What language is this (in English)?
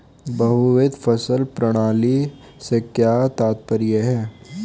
Hindi